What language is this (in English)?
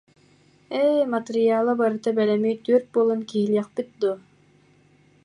Yakut